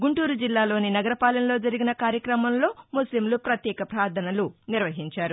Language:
Telugu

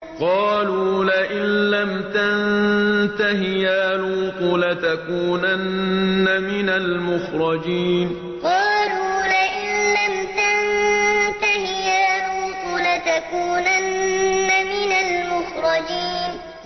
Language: Arabic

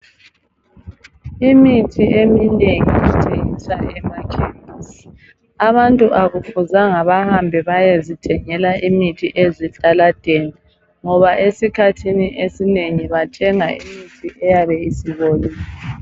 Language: North Ndebele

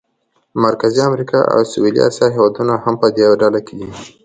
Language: Pashto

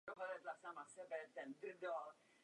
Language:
Czech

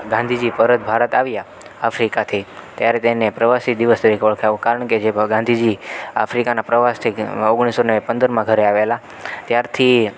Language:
Gujarati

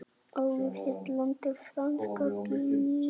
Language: Icelandic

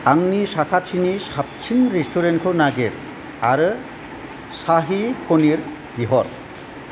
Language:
Bodo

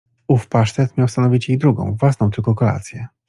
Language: Polish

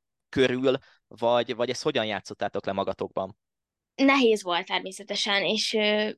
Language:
Hungarian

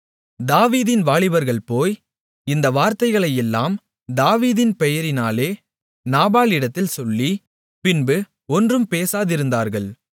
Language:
Tamil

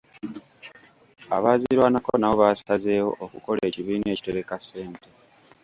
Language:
Ganda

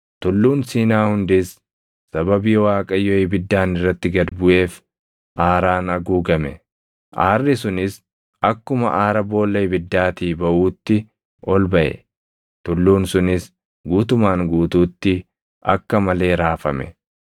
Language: Oromo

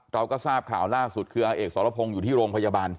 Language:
Thai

